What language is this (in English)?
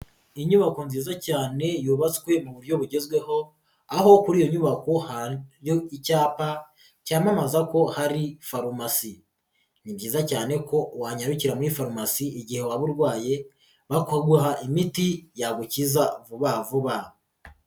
Kinyarwanda